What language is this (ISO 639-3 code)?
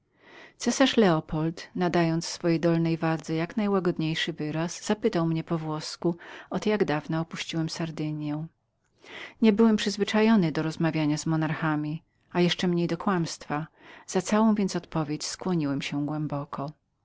pol